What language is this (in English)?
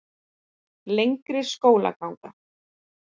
Icelandic